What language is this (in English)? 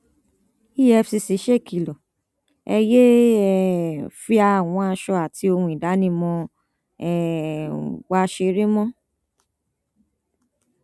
Yoruba